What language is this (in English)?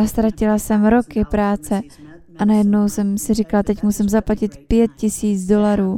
Czech